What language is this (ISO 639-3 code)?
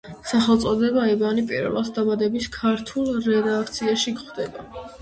kat